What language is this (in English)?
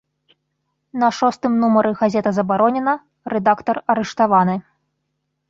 Belarusian